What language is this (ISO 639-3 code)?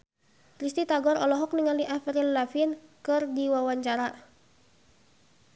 sun